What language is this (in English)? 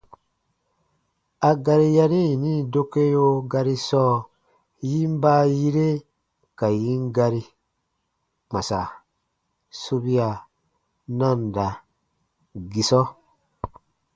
Baatonum